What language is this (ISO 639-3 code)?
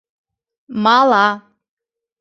chm